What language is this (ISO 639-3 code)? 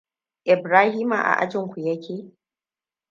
hau